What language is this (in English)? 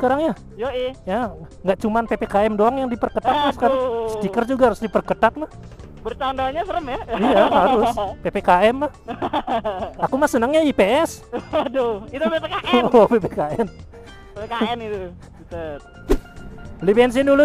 Indonesian